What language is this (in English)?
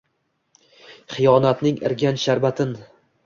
Uzbek